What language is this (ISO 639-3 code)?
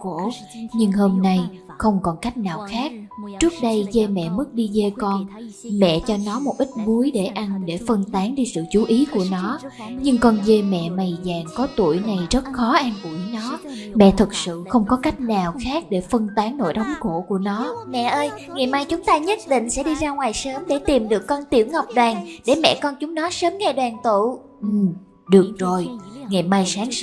vie